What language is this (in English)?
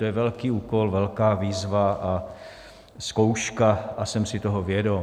Czech